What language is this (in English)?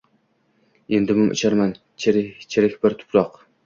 Uzbek